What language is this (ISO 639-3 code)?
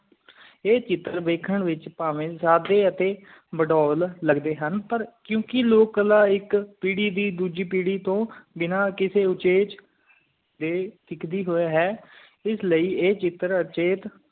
pan